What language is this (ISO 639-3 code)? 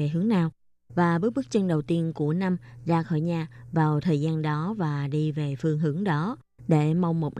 vie